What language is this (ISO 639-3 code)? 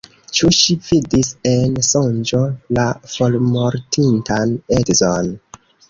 epo